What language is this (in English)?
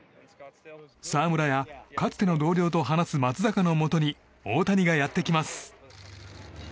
Japanese